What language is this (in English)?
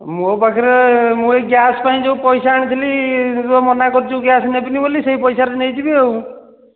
Odia